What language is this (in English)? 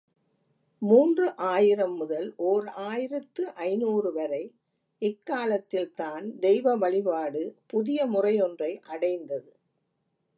Tamil